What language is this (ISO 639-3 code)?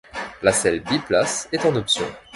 fra